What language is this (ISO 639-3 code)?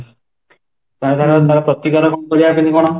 ori